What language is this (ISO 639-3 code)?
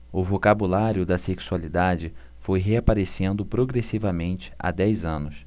por